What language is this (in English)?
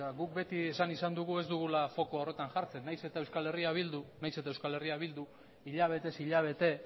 Basque